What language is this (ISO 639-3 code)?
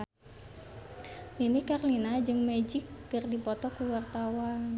sun